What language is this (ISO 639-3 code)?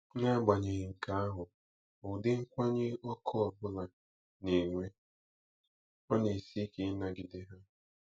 ibo